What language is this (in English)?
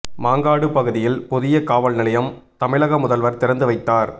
Tamil